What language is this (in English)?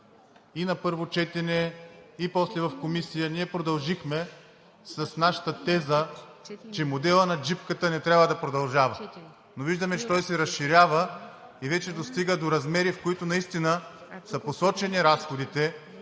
Bulgarian